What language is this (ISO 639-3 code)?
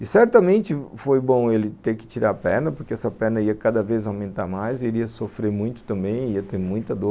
por